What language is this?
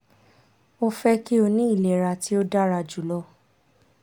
Yoruba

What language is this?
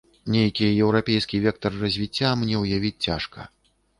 Belarusian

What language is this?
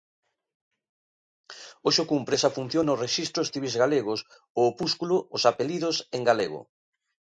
Galician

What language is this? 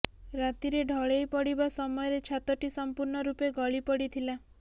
Odia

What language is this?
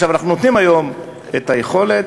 Hebrew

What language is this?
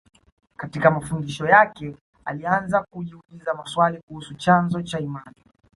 Swahili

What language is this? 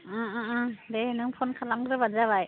Bodo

